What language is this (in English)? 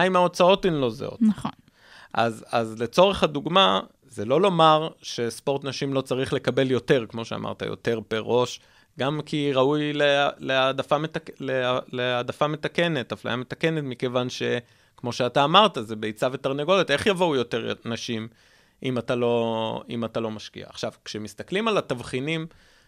Hebrew